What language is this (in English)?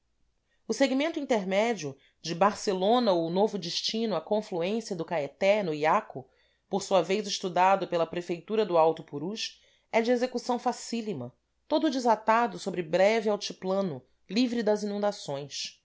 Portuguese